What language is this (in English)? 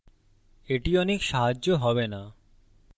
Bangla